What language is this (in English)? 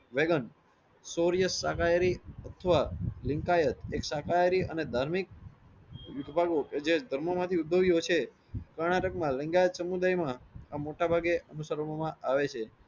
Gujarati